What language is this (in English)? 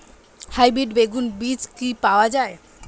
Bangla